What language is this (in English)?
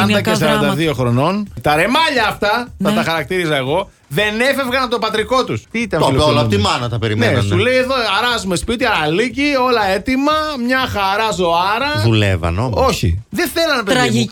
Greek